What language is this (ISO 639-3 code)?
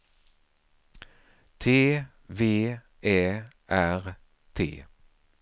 swe